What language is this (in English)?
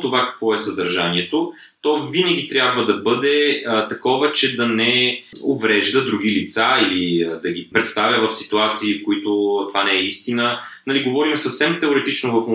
Bulgarian